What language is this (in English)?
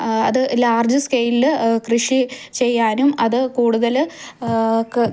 Malayalam